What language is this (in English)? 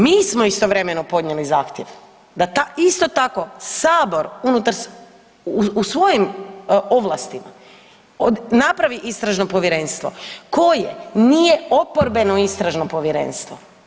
Croatian